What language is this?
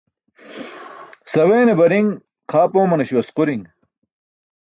Burushaski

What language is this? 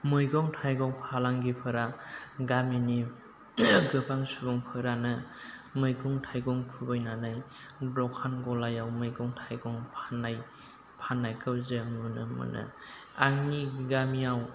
Bodo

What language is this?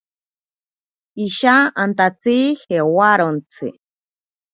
Ashéninka Perené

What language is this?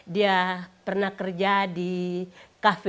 Indonesian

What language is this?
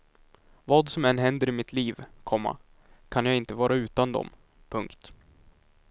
Swedish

